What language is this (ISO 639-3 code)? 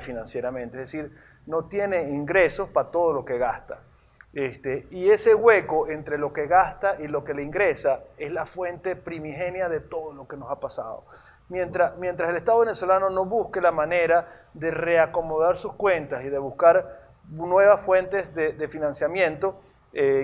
spa